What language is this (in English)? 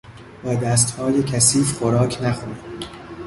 Persian